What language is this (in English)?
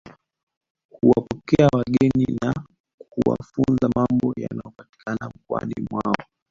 Swahili